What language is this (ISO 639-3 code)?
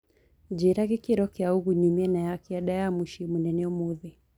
kik